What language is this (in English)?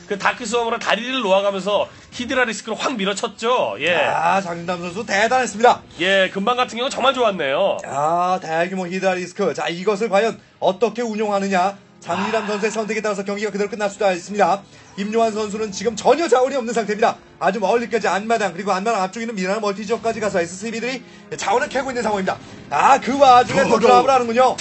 Korean